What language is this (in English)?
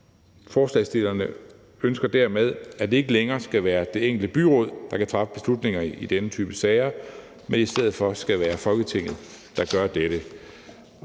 Danish